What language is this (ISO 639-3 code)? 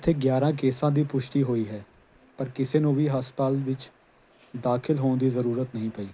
pan